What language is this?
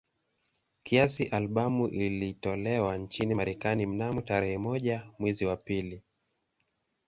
Swahili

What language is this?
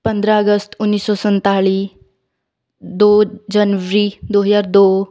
Punjabi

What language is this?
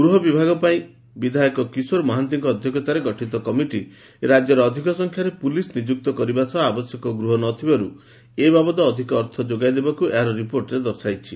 Odia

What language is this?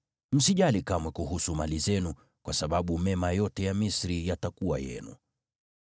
Swahili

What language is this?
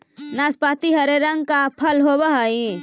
Magahi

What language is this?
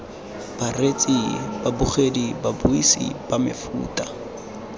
Tswana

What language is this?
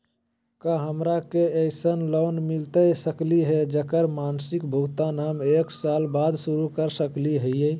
Magahi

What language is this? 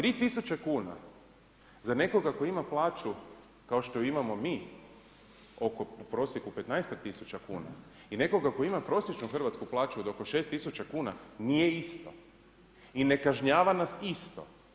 Croatian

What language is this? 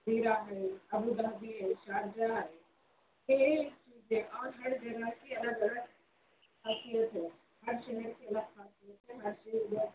Urdu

